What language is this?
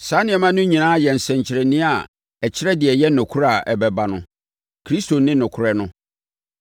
Akan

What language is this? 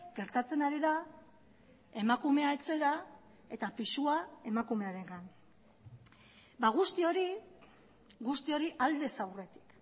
Basque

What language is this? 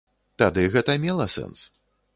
Belarusian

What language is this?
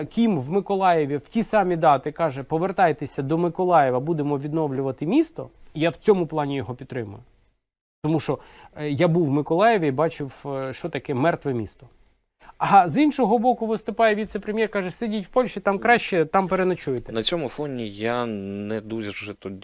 Ukrainian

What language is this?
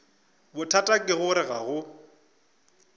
Northern Sotho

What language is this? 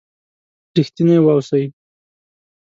Pashto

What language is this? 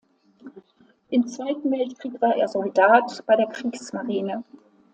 German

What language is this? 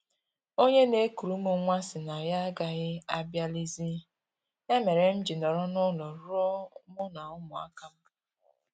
Igbo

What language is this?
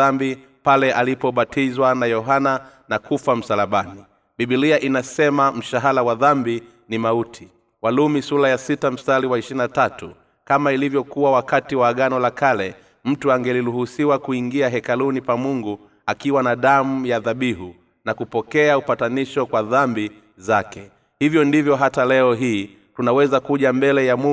Swahili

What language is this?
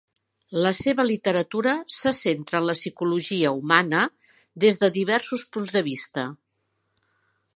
Catalan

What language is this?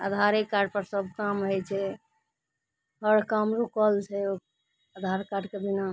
Maithili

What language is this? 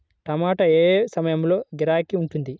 Telugu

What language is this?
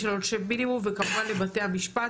Hebrew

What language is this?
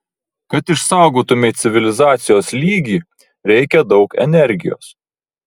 Lithuanian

